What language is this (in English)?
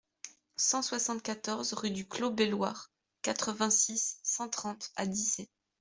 French